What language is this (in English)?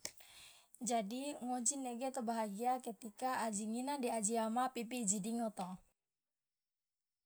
Loloda